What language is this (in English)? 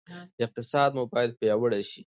Pashto